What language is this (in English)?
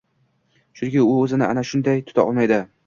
Uzbek